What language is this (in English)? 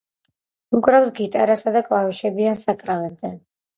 Georgian